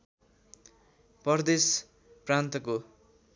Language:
Nepali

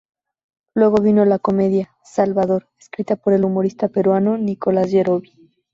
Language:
Spanish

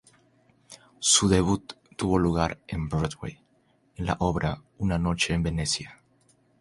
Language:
Spanish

